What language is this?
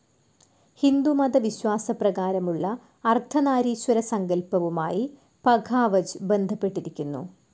Malayalam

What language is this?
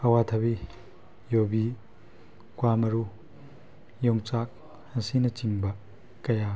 Manipuri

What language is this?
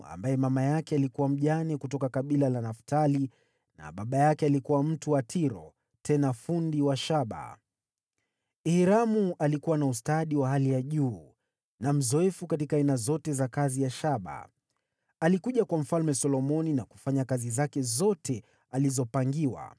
Swahili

